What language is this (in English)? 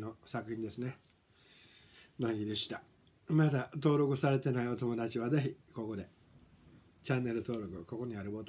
Japanese